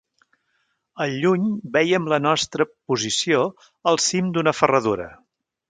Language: Catalan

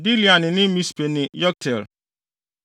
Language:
Akan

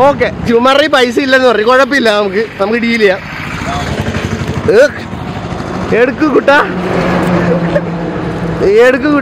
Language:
Malayalam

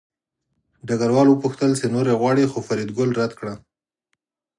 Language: Pashto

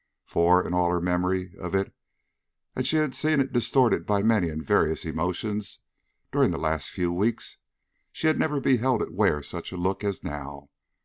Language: English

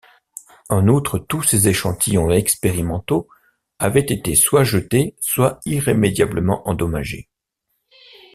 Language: French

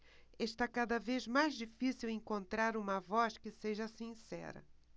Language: Portuguese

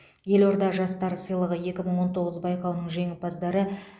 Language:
Kazakh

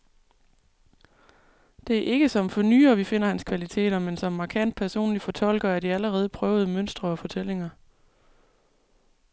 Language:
Danish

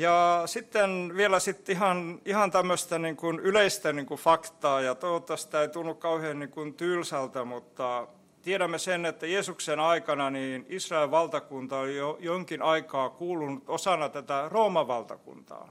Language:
Finnish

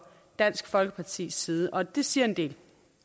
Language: Danish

